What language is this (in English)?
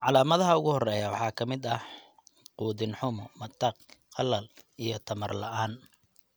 Somali